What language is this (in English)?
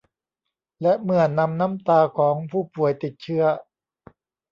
Thai